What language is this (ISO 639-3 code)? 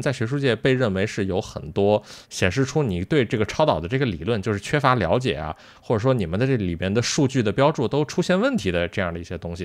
zho